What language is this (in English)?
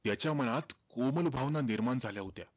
Marathi